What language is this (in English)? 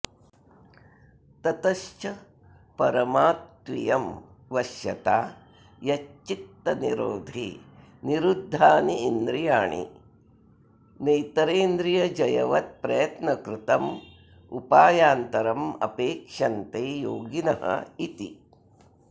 Sanskrit